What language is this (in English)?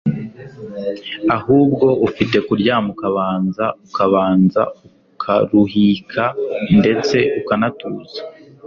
Kinyarwanda